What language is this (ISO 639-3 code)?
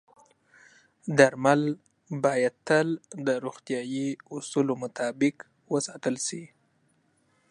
pus